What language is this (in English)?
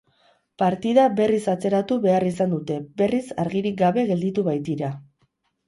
Basque